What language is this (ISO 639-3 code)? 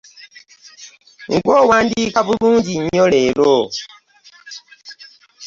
lug